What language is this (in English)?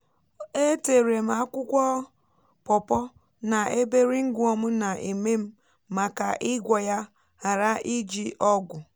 Igbo